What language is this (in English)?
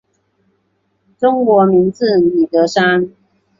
Chinese